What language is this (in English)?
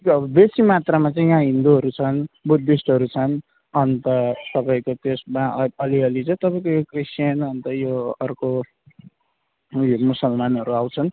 Nepali